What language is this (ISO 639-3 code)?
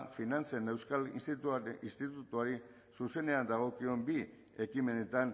eus